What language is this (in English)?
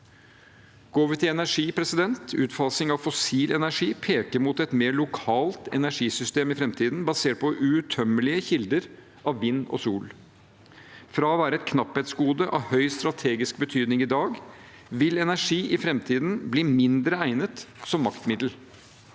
Norwegian